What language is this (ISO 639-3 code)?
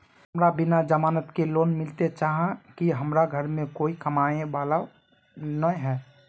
mag